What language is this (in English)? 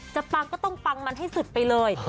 Thai